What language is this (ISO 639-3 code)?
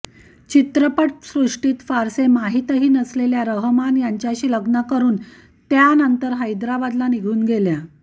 mar